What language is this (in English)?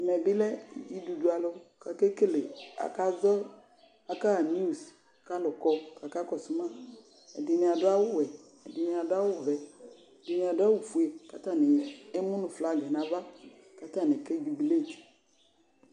Ikposo